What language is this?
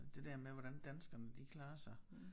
Danish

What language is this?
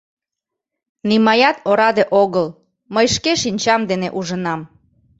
Mari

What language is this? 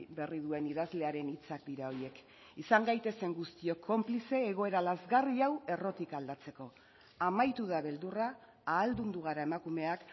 Basque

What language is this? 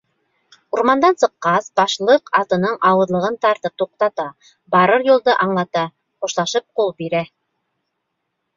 Bashkir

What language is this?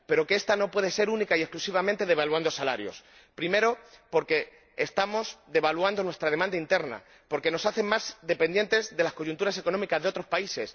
Spanish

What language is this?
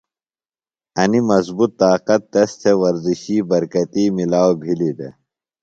Phalura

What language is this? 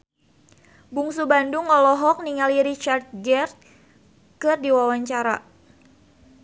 Sundanese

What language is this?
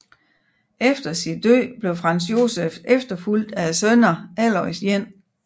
Danish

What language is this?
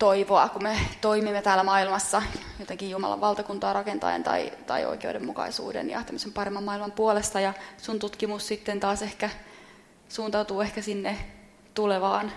Finnish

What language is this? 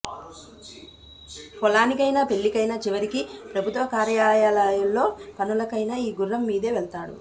Telugu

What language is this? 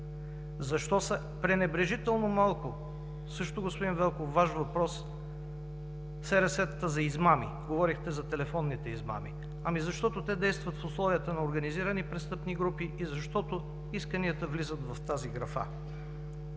Bulgarian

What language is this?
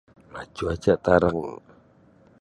Sabah Bisaya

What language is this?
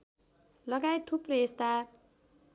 Nepali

